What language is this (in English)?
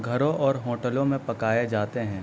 Urdu